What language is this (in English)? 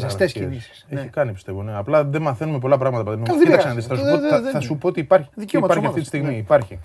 Greek